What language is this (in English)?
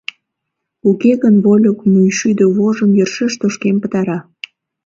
Mari